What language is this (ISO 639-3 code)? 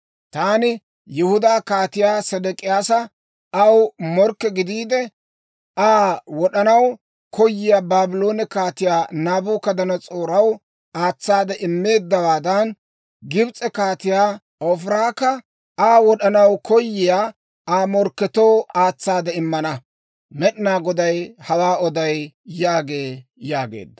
dwr